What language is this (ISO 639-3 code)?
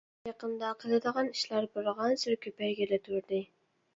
uig